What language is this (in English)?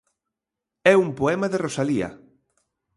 Galician